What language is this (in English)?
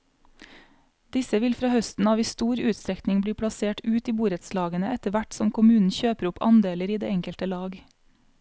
Norwegian